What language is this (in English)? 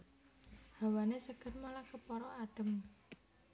Javanese